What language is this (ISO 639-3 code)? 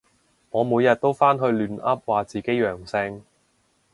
yue